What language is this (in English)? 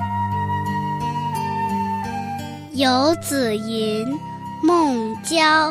Chinese